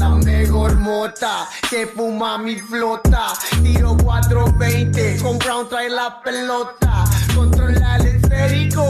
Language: Spanish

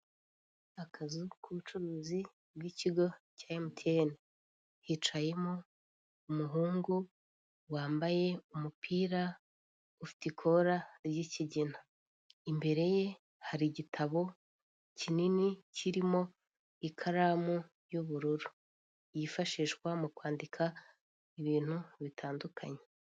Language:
Kinyarwanda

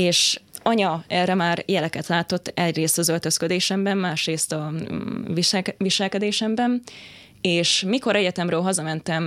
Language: Hungarian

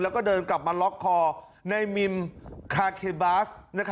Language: Thai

